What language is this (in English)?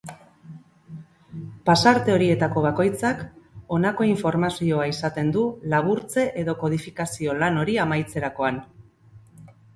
Basque